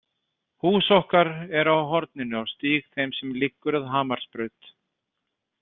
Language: Icelandic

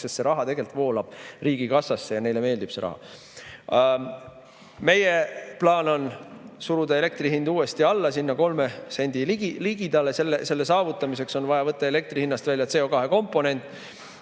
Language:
Estonian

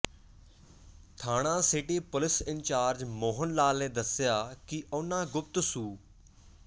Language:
Punjabi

